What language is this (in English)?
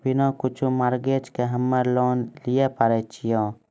Maithili